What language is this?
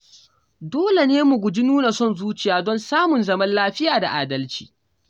Hausa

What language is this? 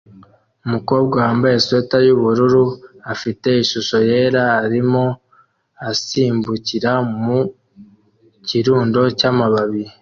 Kinyarwanda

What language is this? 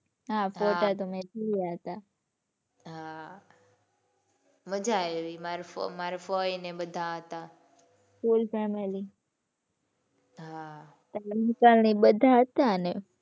Gujarati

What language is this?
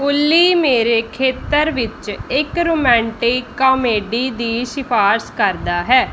Punjabi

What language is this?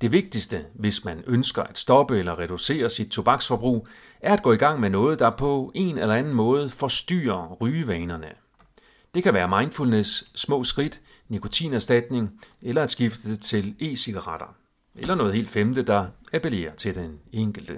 Danish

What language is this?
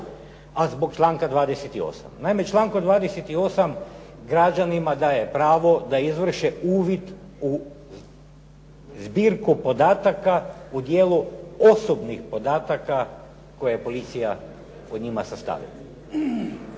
Croatian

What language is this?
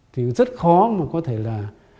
Vietnamese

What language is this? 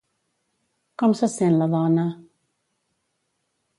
Catalan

